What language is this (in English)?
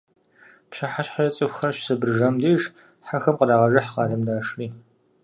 Kabardian